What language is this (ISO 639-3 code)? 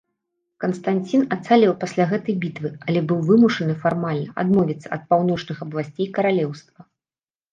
bel